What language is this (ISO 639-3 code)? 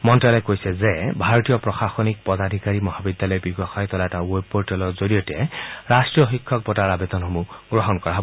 asm